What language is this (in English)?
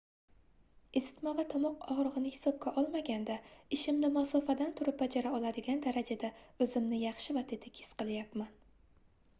Uzbek